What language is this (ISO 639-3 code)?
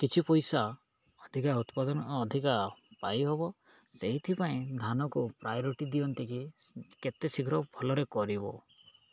ori